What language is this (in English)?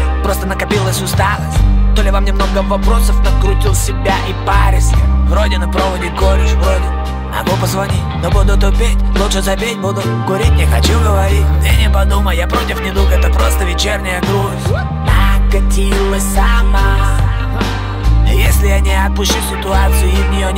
Russian